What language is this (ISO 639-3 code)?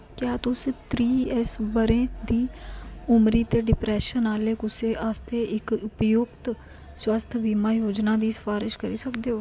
doi